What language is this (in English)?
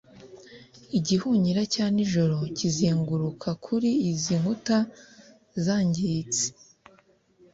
Kinyarwanda